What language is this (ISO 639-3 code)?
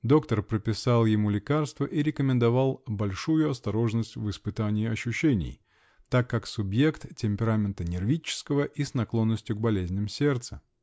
rus